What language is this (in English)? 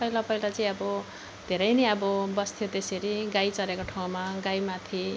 Nepali